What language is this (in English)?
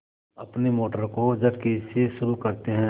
Hindi